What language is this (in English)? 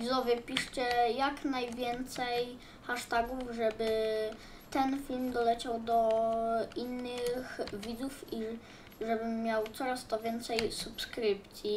Polish